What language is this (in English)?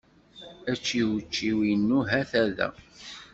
Kabyle